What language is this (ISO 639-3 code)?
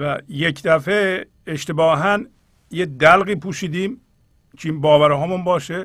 fas